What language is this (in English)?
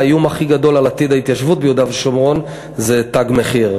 Hebrew